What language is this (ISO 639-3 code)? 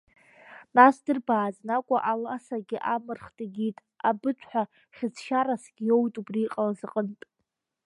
abk